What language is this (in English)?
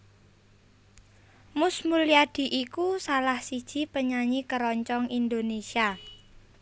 Javanese